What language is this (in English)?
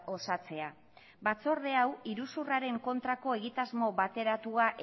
Basque